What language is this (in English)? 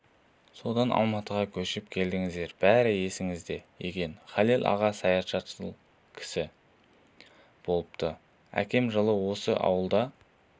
Kazakh